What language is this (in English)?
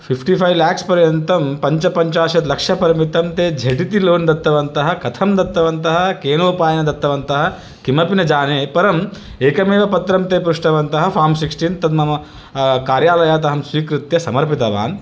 Sanskrit